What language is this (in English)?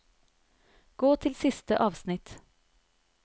Norwegian